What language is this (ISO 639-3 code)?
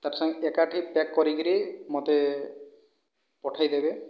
ori